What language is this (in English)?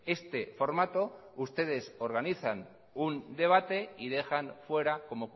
Spanish